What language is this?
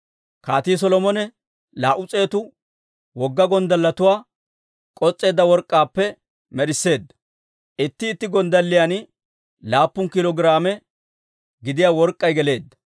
Dawro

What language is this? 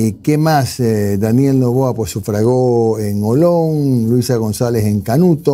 Spanish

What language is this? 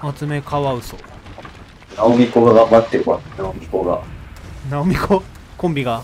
Japanese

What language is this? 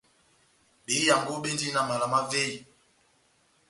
Batanga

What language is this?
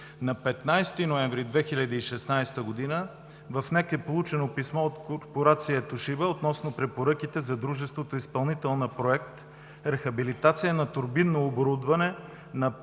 Bulgarian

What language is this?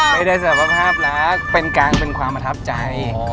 Thai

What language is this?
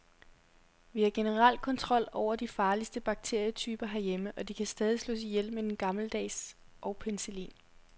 Danish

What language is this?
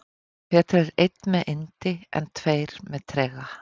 Icelandic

